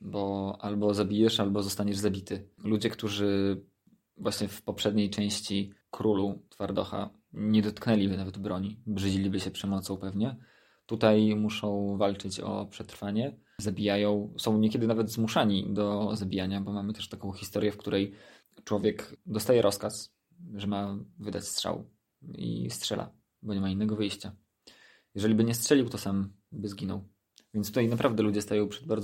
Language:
Polish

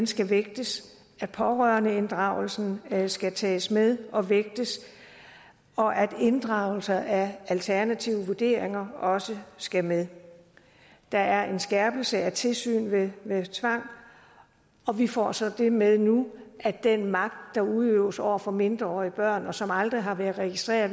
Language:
Danish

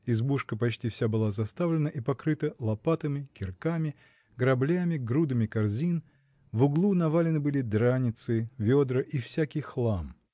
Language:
Russian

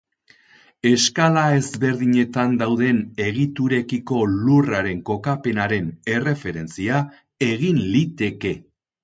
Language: Basque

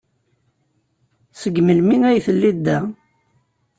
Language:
Kabyle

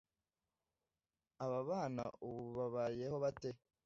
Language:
Kinyarwanda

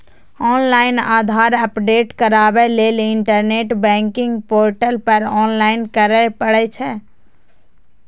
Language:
Maithili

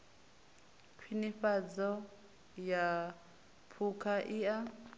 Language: Venda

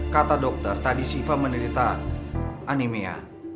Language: Indonesian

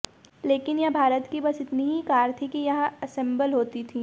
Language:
Hindi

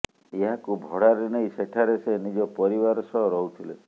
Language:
Odia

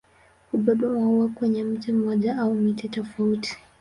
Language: Swahili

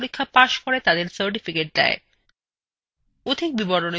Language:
Bangla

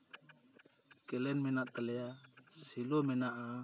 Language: Santali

